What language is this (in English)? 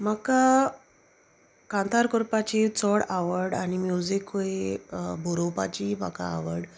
Konkani